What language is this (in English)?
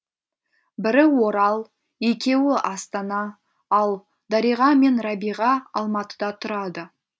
Kazakh